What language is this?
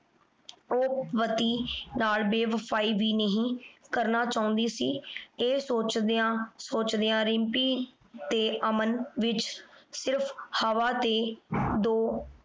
Punjabi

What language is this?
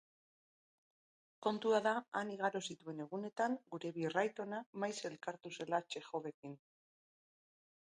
Basque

